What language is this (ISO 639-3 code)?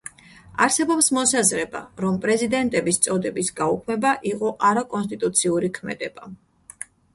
kat